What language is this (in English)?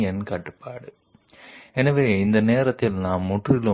Telugu